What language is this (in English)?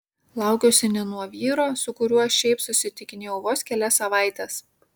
Lithuanian